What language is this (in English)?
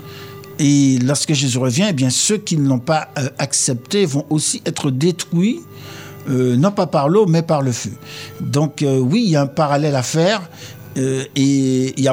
French